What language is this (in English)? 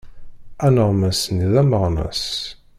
Kabyle